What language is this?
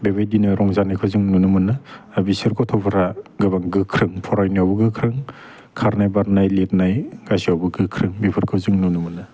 Bodo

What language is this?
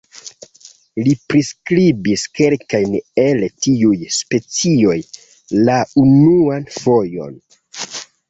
Esperanto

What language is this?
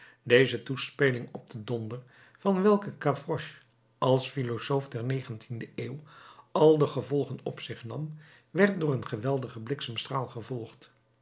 Dutch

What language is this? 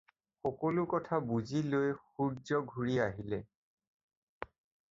Assamese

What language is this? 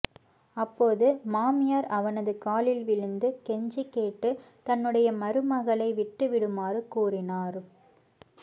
Tamil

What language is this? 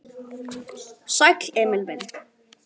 Icelandic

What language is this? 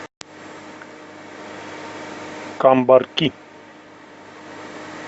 Russian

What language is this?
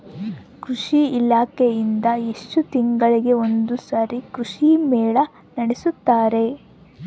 Kannada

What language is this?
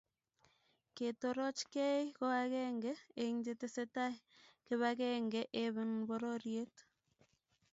Kalenjin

